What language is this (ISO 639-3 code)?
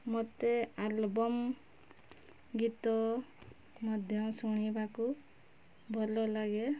ori